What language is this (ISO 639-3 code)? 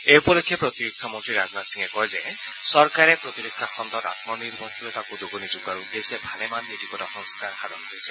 asm